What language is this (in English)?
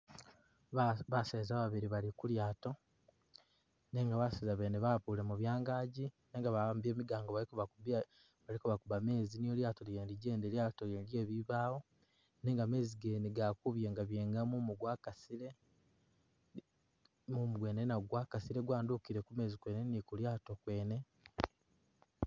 Masaaba